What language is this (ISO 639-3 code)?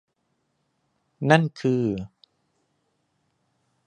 tha